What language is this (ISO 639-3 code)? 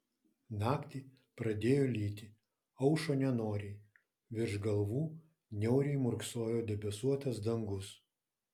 lit